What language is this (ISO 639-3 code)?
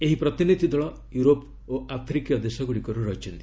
ori